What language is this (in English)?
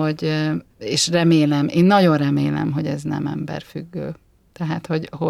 Hungarian